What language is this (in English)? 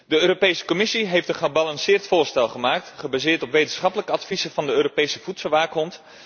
Dutch